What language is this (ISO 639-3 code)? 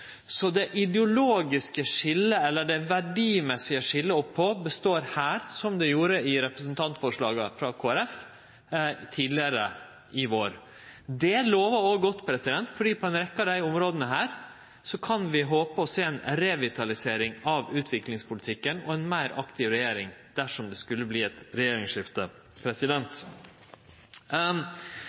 nno